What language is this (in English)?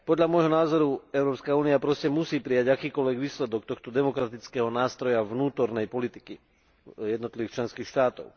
Slovak